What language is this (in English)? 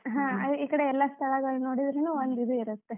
Kannada